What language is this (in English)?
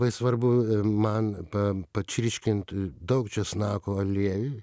Lithuanian